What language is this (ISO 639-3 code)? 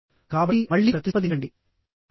tel